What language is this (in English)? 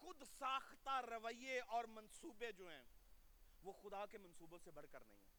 Urdu